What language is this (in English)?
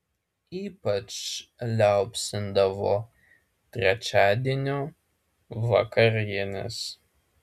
Lithuanian